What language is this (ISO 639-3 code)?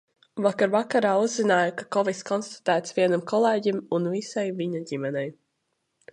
lav